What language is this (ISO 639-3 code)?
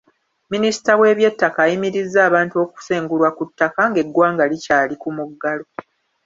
lug